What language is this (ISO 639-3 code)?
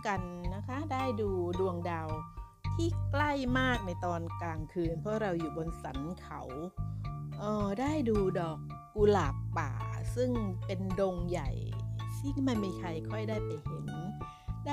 tha